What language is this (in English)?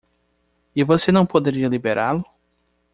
Portuguese